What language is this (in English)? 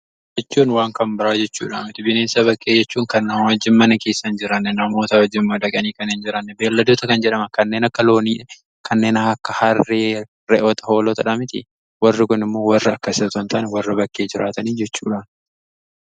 Oromo